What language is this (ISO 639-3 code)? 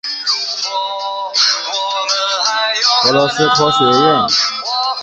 zho